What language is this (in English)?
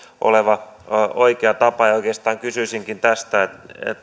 Finnish